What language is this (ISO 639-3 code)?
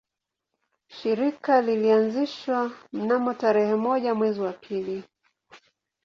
swa